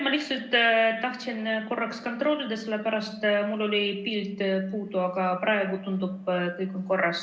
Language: Estonian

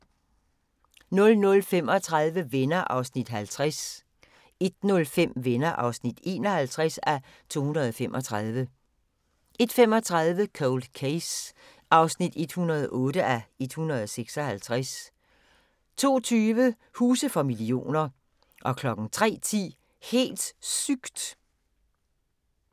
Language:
Danish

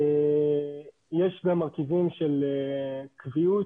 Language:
Hebrew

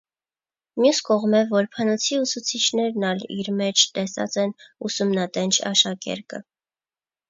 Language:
Armenian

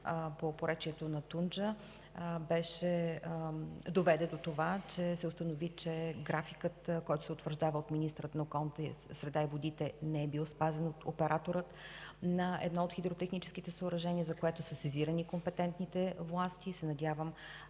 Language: Bulgarian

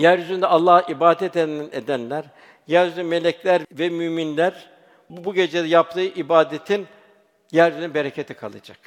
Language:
Turkish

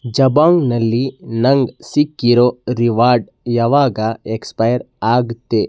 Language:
Kannada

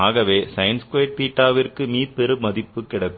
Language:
Tamil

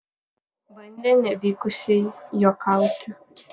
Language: Lithuanian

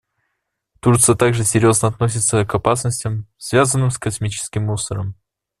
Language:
Russian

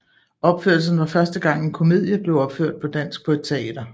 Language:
Danish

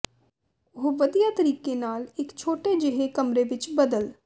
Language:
Punjabi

